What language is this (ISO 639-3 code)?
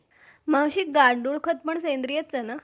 mar